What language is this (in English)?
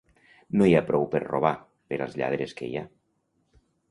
Catalan